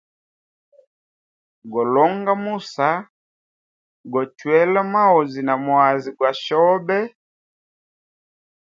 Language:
Hemba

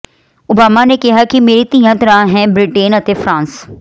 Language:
Punjabi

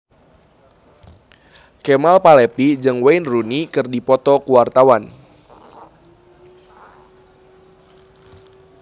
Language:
Sundanese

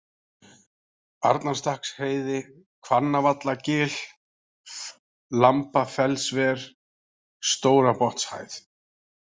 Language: Icelandic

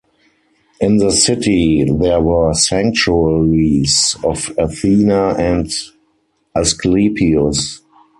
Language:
English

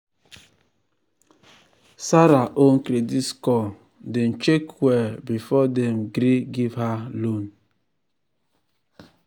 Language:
Nigerian Pidgin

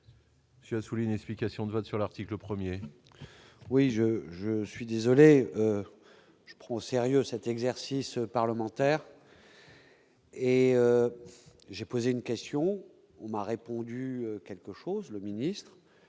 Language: French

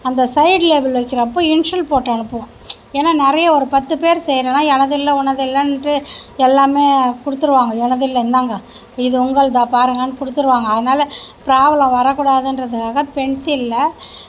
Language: Tamil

